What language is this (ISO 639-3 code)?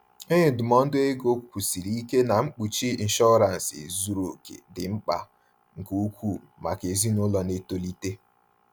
ibo